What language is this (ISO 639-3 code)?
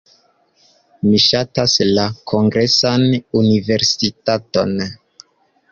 epo